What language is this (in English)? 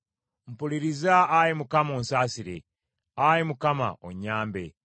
Ganda